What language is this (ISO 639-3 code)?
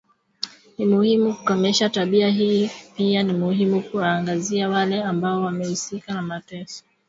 swa